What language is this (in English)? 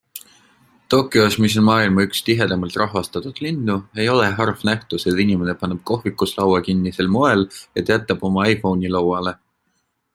Estonian